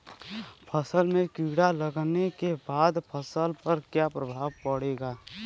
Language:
Bhojpuri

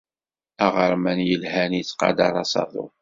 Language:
Kabyle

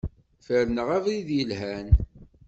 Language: Kabyle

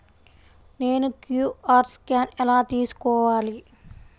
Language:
Telugu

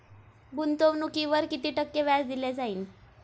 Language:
Marathi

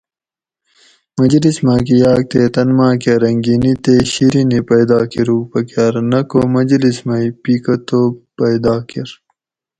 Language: Gawri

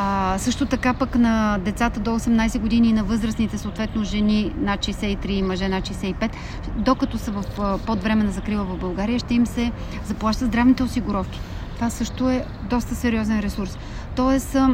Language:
Bulgarian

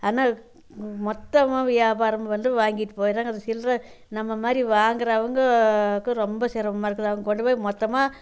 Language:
Tamil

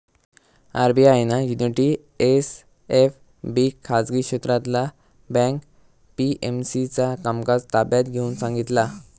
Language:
Marathi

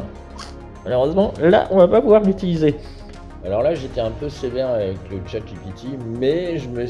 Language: French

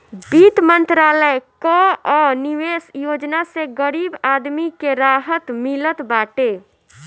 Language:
Bhojpuri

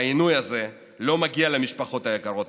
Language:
Hebrew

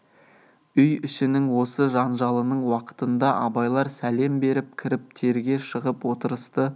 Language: Kazakh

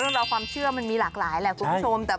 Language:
Thai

